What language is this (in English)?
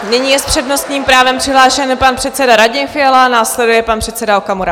Czech